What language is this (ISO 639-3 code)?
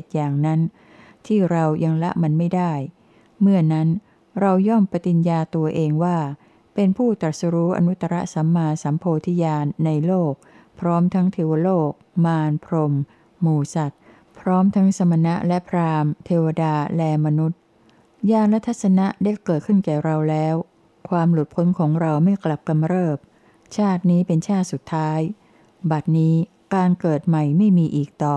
tha